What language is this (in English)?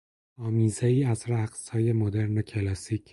Persian